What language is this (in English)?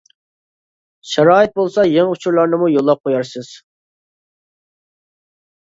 Uyghur